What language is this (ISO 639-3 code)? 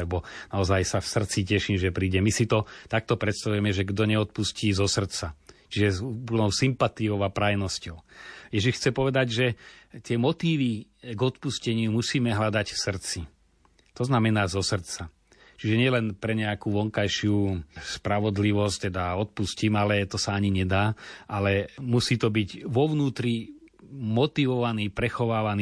slk